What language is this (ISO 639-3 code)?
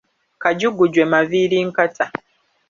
lug